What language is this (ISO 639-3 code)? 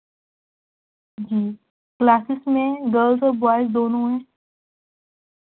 urd